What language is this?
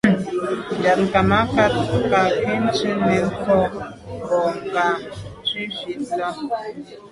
Medumba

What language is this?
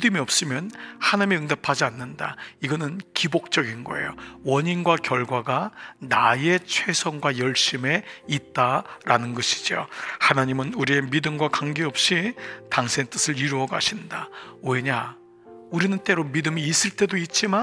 Korean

